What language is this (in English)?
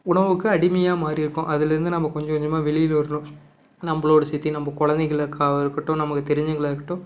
Tamil